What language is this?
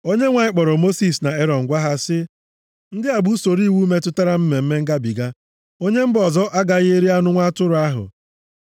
Igbo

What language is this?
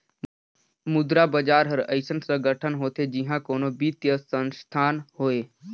Chhattisgarhi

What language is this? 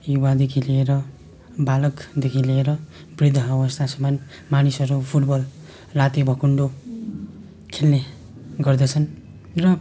Nepali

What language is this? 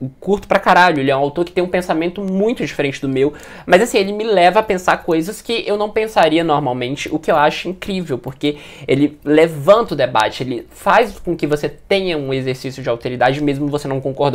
Portuguese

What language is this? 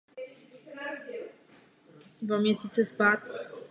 Czech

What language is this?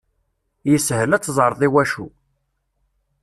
Kabyle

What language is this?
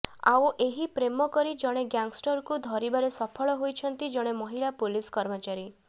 Odia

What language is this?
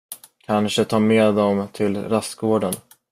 Swedish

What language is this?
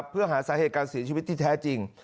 Thai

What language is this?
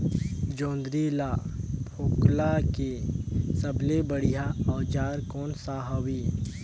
Chhattisgarhi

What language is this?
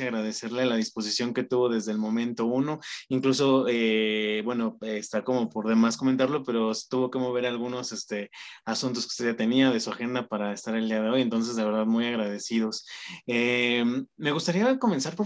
Spanish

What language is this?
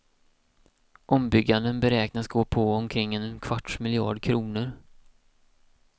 Swedish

